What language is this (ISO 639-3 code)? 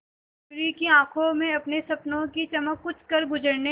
hin